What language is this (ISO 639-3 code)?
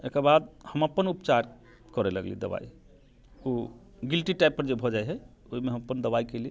mai